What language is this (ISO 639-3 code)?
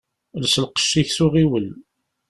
kab